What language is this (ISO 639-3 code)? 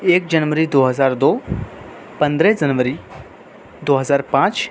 urd